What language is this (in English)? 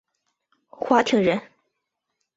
Chinese